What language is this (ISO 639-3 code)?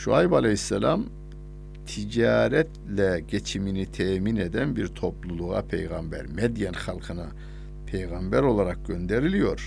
tur